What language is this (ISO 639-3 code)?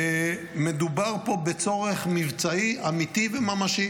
heb